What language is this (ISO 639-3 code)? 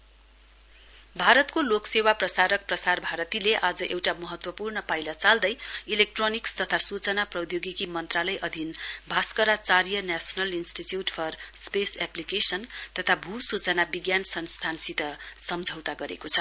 nep